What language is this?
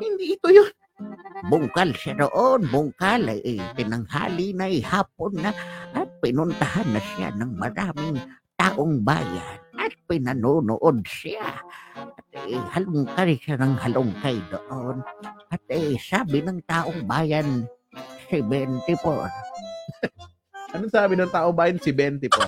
Filipino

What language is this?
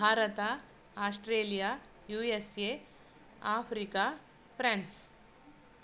Sanskrit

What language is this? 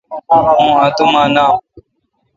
Kalkoti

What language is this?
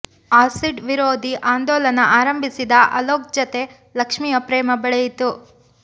Kannada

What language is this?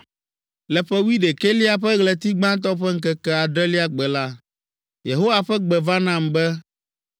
Ewe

